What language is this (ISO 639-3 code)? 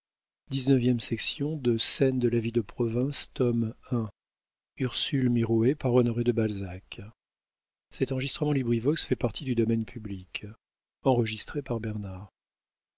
fra